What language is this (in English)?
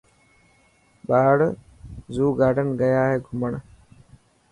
Dhatki